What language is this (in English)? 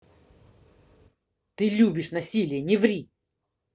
Russian